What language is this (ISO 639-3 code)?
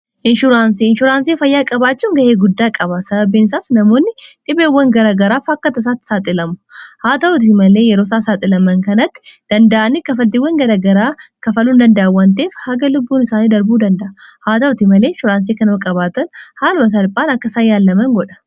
orm